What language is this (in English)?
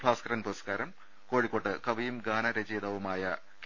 Malayalam